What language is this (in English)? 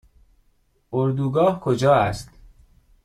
Persian